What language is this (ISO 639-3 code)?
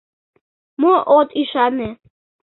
chm